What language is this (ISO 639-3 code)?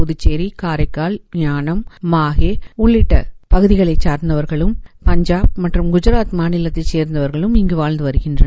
tam